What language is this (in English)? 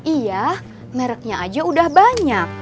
Indonesian